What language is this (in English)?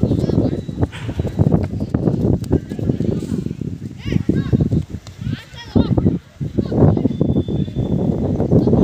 Thai